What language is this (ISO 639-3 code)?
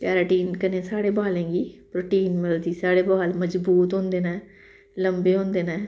doi